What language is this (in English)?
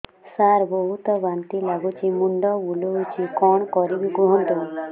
Odia